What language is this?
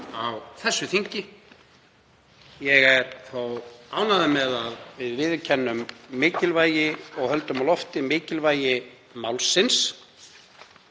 Icelandic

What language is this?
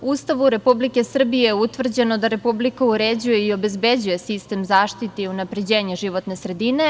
Serbian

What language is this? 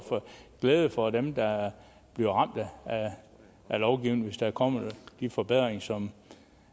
Danish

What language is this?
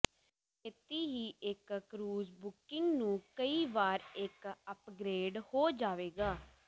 Punjabi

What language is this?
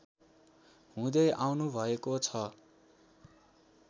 Nepali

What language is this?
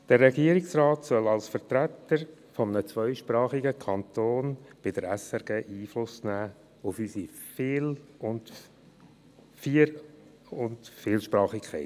Swiss German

